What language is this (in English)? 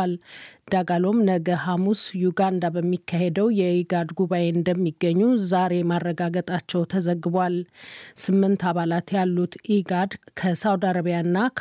Amharic